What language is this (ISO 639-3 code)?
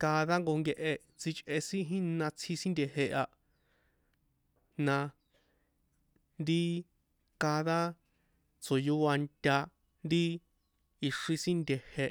poe